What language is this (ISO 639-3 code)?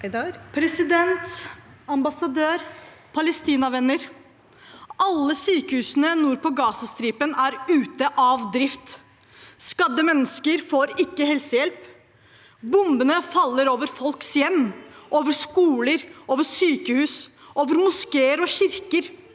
nor